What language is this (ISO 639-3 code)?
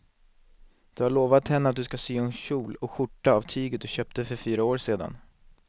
swe